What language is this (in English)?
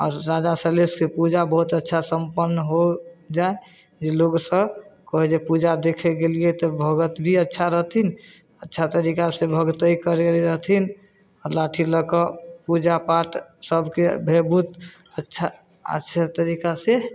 Maithili